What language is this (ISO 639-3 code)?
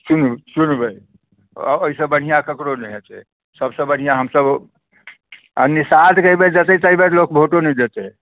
mai